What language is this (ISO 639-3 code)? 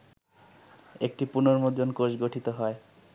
ben